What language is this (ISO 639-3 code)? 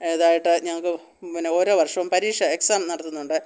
mal